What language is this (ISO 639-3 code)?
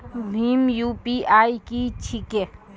mai